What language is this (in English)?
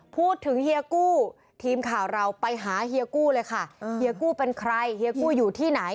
Thai